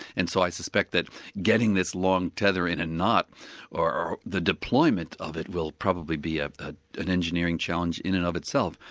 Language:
English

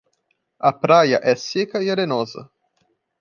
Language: Portuguese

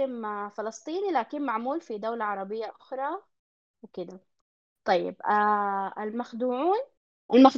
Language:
Arabic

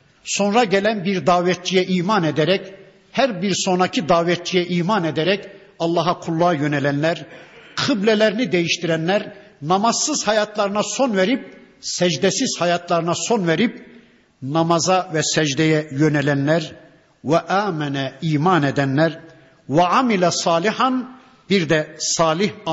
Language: Turkish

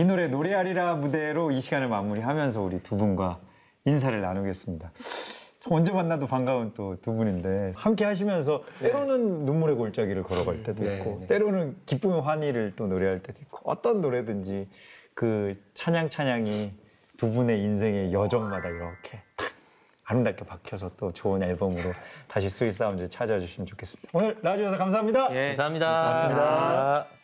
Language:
Korean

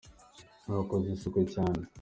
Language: Kinyarwanda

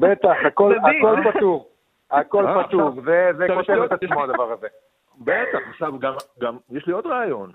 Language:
Hebrew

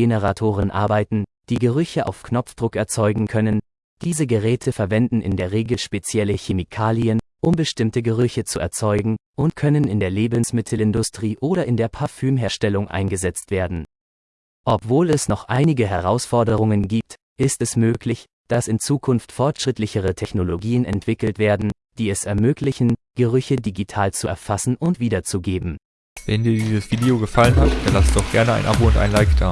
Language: German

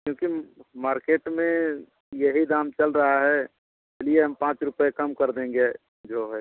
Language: Hindi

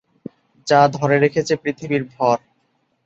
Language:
Bangla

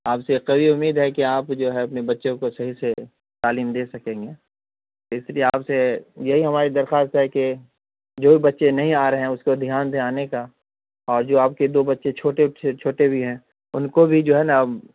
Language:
Urdu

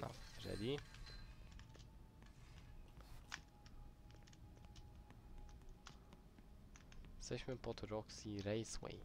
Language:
Polish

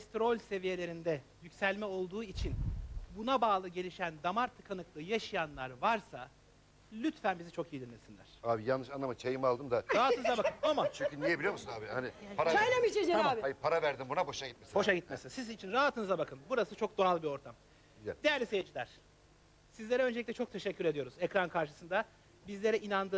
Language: Turkish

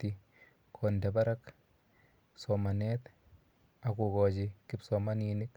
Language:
Kalenjin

